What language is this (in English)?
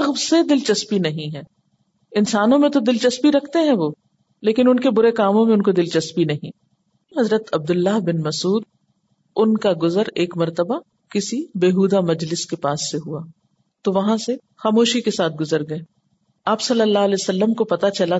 Urdu